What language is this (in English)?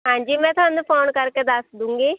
Punjabi